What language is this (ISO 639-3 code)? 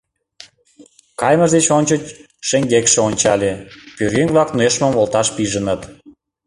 chm